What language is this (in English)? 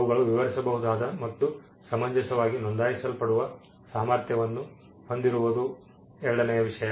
Kannada